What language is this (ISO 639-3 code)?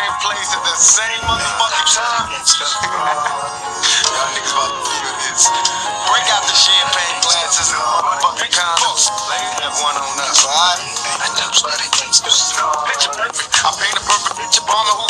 eng